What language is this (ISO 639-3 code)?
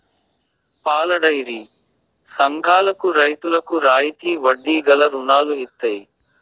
tel